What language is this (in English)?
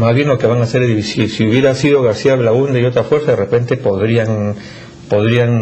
Spanish